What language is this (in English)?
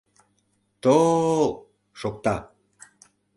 Mari